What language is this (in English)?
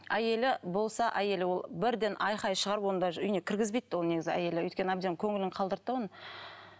Kazakh